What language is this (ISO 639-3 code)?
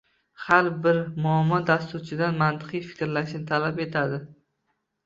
uzb